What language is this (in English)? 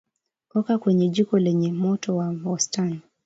Swahili